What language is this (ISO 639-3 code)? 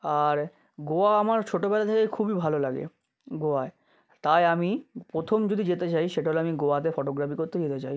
ben